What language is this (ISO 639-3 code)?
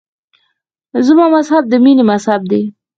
pus